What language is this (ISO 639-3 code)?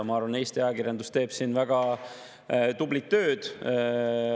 est